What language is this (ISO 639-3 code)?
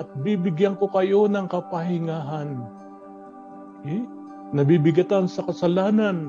fil